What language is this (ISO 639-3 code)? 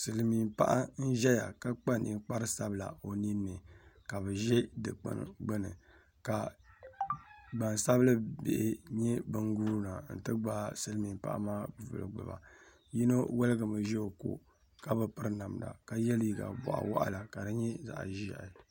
dag